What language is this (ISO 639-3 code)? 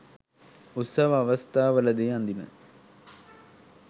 sin